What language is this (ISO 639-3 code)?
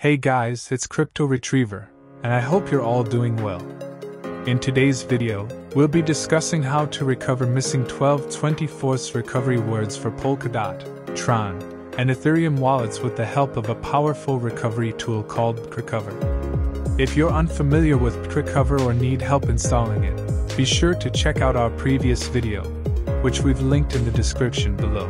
eng